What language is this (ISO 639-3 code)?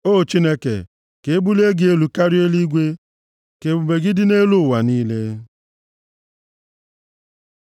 ibo